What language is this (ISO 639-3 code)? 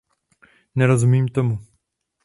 ces